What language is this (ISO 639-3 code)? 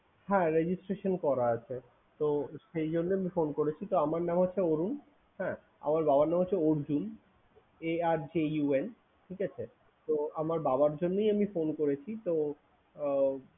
ben